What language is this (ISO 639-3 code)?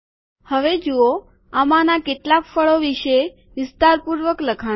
guj